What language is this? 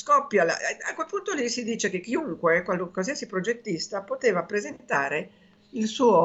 Italian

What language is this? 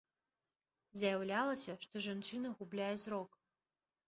Belarusian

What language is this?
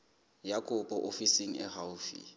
Southern Sotho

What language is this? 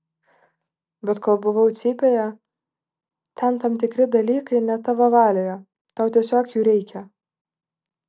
Lithuanian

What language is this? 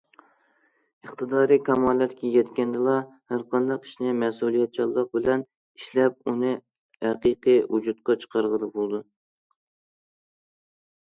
Uyghur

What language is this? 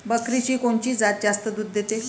Marathi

